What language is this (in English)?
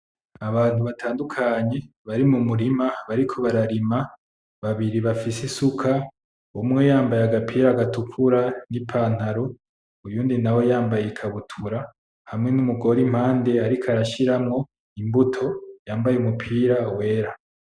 Rundi